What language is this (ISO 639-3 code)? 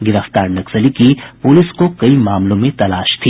hin